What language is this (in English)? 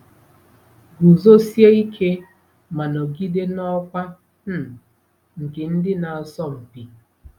Igbo